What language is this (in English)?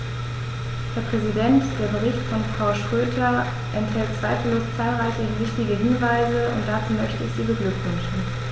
German